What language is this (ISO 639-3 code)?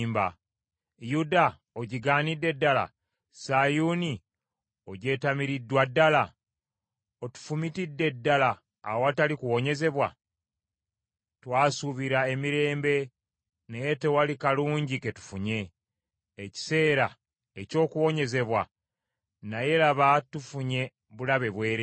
lug